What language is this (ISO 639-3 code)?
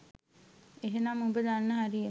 sin